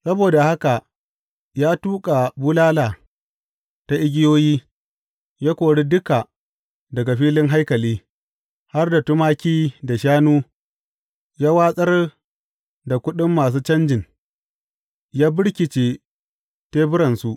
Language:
Hausa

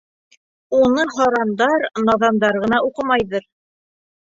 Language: Bashkir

